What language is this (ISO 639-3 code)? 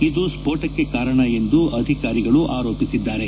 kan